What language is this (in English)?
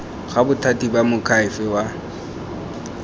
Tswana